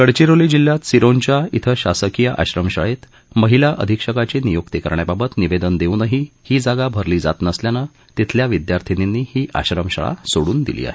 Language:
Marathi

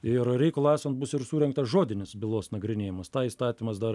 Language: Lithuanian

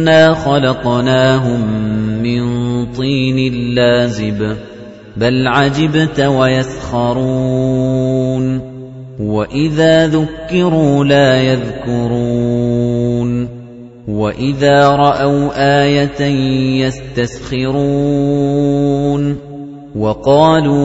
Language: Arabic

